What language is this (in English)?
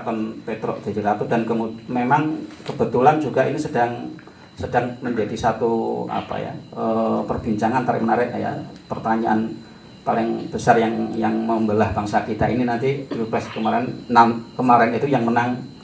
Indonesian